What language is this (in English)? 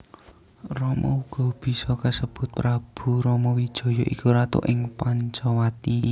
Javanese